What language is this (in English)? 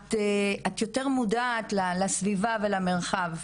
Hebrew